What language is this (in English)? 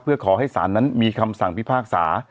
Thai